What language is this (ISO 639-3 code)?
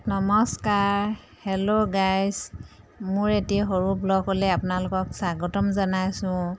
asm